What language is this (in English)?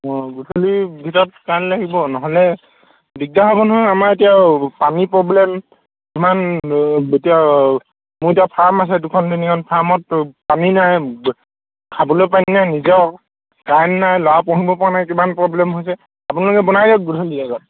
Assamese